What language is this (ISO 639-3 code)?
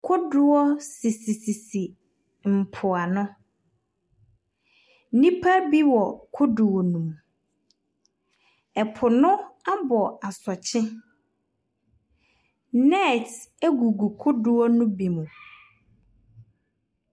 aka